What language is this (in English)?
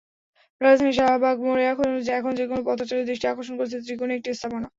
Bangla